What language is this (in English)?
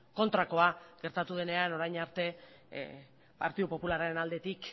Basque